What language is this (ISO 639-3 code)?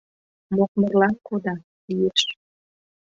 chm